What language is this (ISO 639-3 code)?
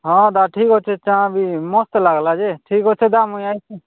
ori